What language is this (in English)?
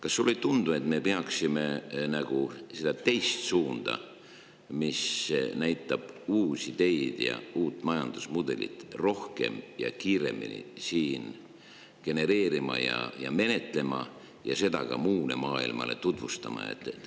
Estonian